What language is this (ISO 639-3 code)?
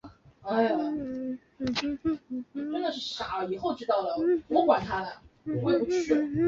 zho